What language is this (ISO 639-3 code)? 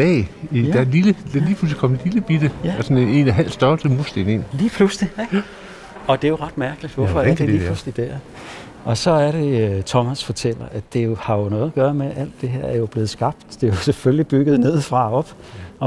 dan